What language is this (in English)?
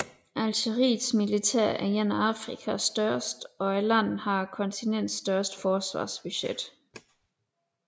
Danish